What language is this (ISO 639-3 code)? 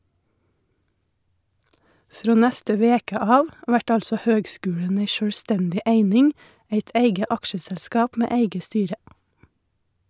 nor